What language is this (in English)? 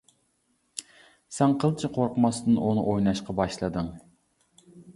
Uyghur